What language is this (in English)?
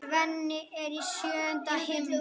Icelandic